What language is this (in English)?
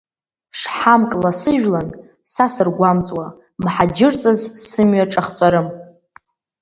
Abkhazian